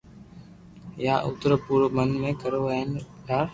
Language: Loarki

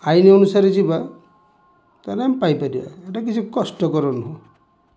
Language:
Odia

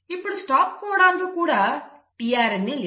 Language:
Telugu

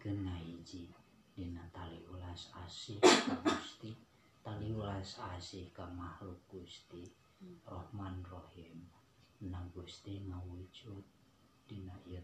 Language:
Indonesian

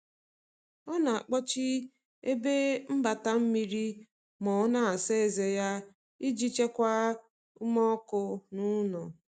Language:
Igbo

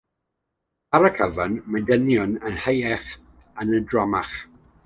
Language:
Welsh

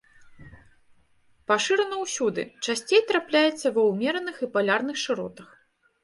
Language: Belarusian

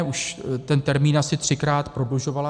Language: Czech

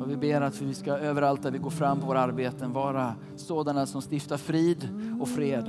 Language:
Swedish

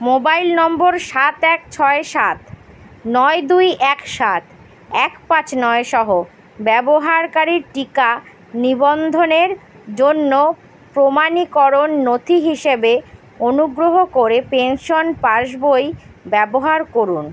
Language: Bangla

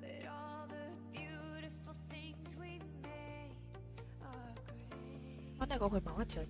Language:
Vietnamese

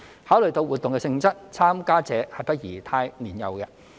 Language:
Cantonese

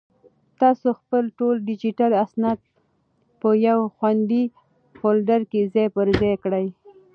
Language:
Pashto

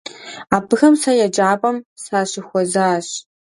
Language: Kabardian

